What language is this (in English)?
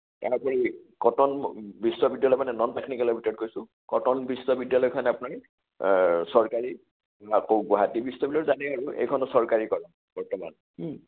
Assamese